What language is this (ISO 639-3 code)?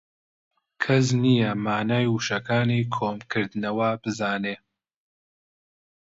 ckb